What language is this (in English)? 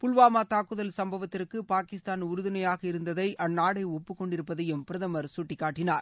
Tamil